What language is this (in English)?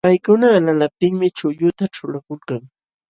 Jauja Wanca Quechua